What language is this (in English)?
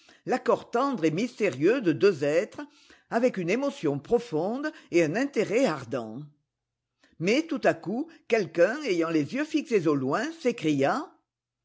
French